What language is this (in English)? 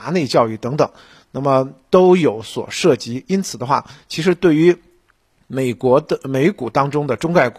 Chinese